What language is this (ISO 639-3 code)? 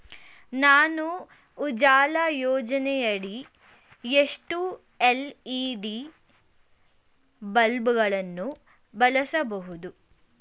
kan